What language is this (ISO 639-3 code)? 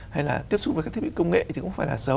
vie